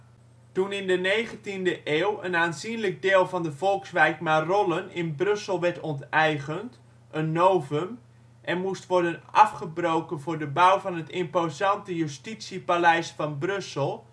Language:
Dutch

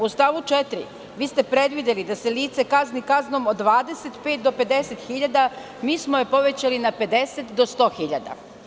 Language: Serbian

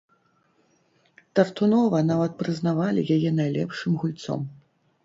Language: Belarusian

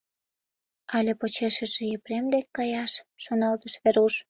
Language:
Mari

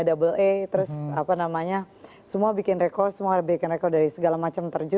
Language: Indonesian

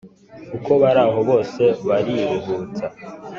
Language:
Kinyarwanda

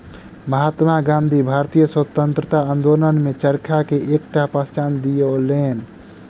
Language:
Maithili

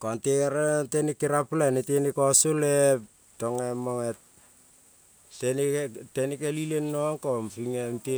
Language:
Kol (Papua New Guinea)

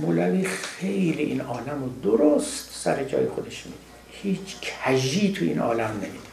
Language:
Persian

